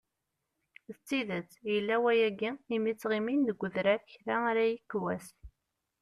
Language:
Kabyle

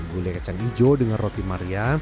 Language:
Indonesian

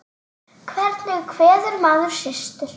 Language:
Icelandic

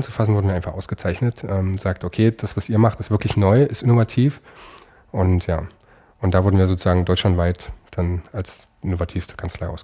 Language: German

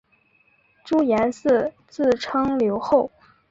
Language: Chinese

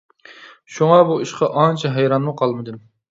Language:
Uyghur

